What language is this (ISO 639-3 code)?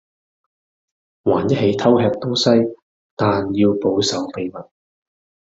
yue